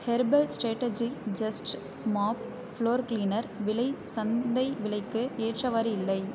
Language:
Tamil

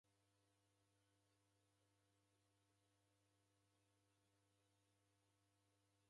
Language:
Taita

